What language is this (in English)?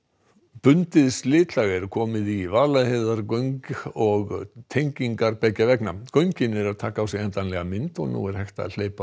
Icelandic